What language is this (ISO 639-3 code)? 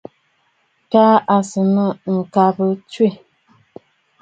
bfd